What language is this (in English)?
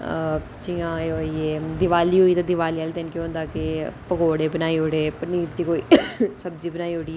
Dogri